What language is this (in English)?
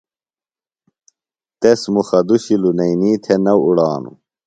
Phalura